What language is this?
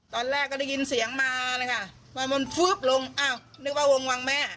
Thai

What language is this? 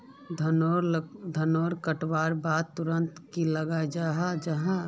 Magahi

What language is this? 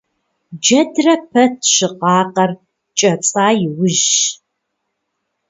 Kabardian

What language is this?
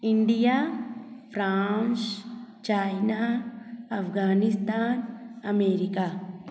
Hindi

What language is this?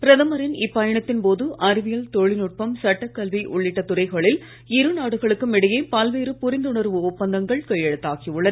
Tamil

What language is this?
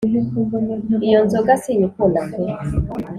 Kinyarwanda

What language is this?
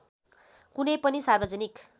Nepali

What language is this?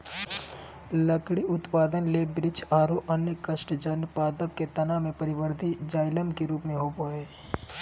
Magahi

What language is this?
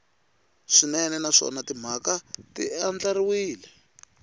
Tsonga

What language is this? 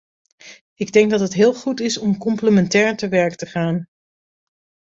Dutch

